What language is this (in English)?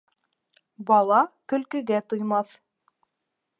Bashkir